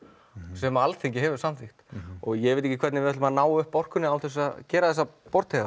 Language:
Icelandic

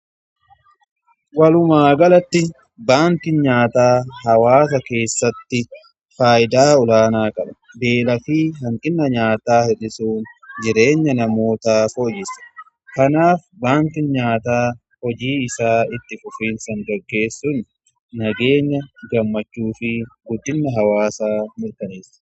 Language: Oromo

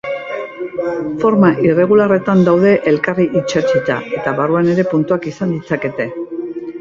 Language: Basque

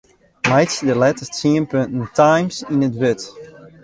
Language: Western Frisian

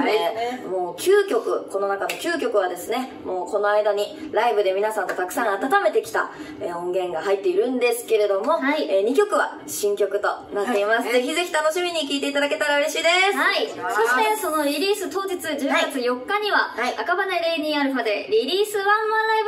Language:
Japanese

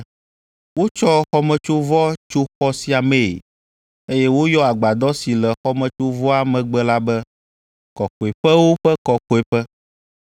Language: Ewe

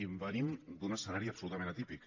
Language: Catalan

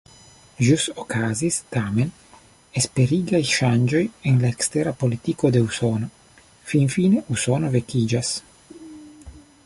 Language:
Esperanto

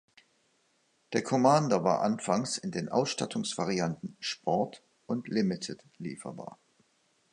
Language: German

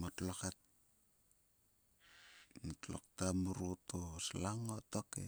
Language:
Sulka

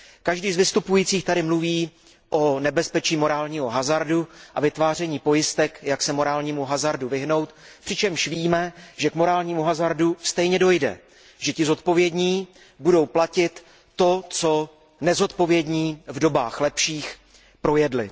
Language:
Czech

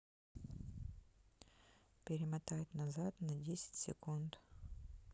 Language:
Russian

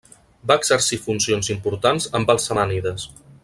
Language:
Catalan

